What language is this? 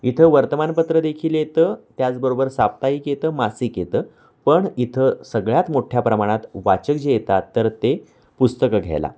Marathi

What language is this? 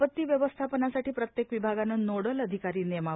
Marathi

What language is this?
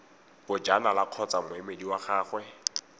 Tswana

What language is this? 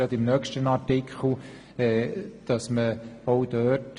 Swiss German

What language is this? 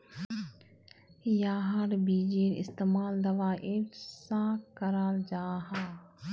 Magahi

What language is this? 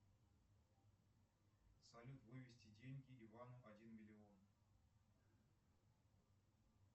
Russian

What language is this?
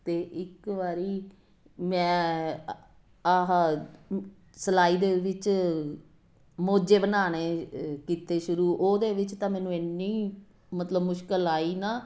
Punjabi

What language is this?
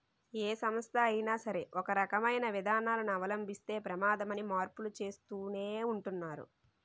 Telugu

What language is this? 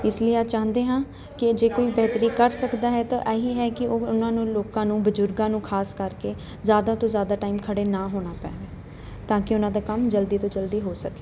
Punjabi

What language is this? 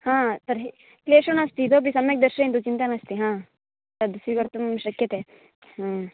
Sanskrit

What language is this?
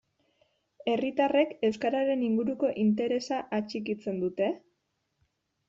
Basque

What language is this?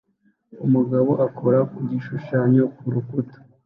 Kinyarwanda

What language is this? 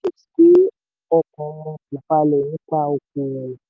Yoruba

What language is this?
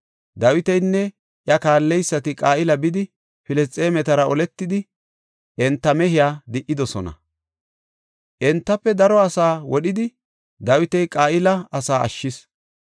Gofa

